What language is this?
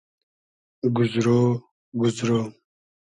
Hazaragi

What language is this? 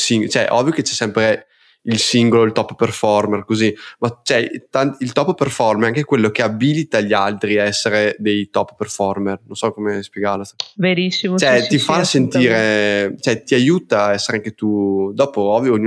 Italian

